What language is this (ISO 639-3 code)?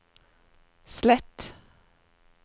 nor